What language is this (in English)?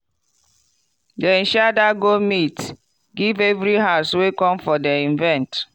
Nigerian Pidgin